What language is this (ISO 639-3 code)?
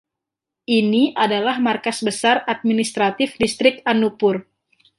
ind